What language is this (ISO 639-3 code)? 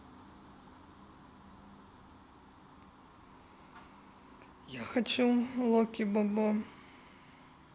rus